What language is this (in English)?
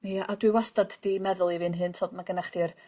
Welsh